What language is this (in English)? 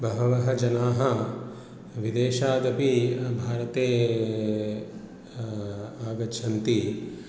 Sanskrit